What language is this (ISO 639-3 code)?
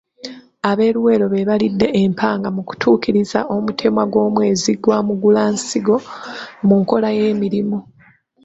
lug